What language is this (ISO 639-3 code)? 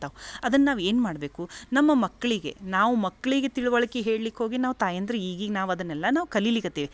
kan